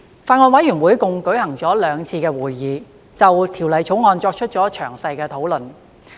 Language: Cantonese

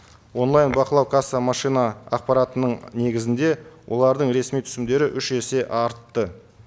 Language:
Kazakh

